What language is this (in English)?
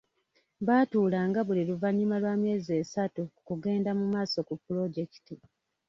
Ganda